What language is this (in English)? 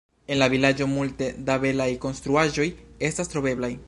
Esperanto